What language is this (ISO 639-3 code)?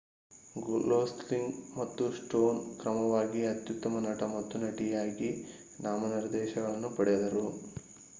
kan